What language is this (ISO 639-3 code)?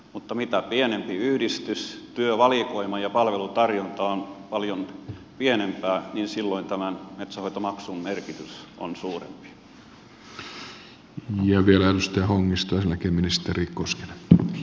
fin